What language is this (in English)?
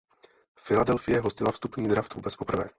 Czech